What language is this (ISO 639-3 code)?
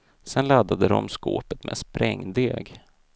swe